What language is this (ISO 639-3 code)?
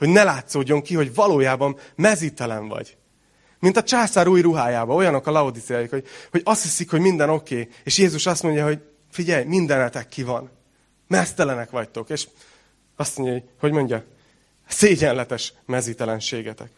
hun